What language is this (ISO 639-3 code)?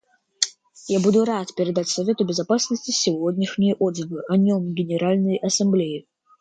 rus